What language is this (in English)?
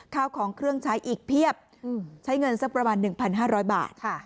Thai